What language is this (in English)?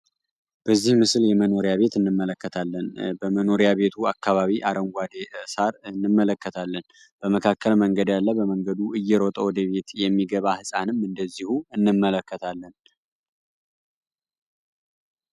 Amharic